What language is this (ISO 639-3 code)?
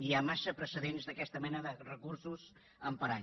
cat